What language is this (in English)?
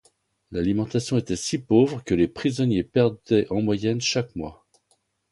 French